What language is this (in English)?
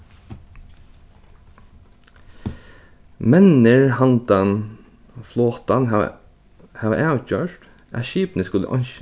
Faroese